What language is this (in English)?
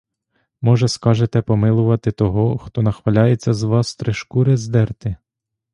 Ukrainian